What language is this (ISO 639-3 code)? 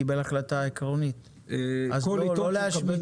heb